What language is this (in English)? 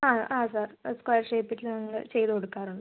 Malayalam